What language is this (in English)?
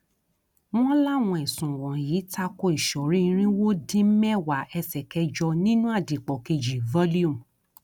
Yoruba